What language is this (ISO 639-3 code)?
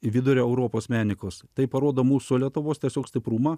lit